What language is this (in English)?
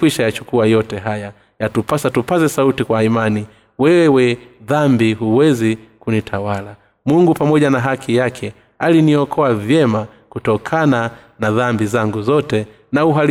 Swahili